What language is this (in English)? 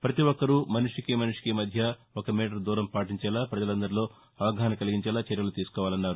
Telugu